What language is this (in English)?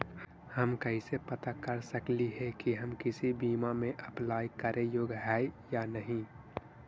Magahi